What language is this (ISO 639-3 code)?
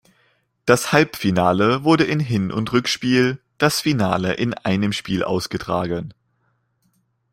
deu